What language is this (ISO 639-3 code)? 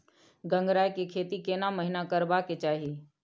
mai